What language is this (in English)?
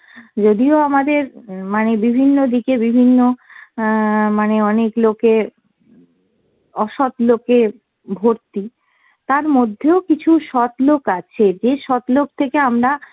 Bangla